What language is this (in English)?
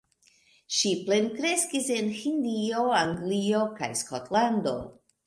Esperanto